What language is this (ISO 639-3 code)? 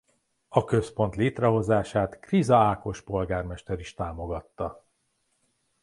hun